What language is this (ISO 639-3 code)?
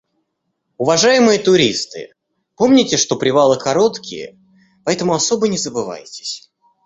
rus